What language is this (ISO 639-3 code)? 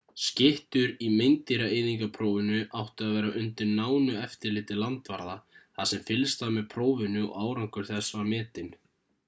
isl